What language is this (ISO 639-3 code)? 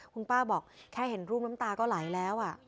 tha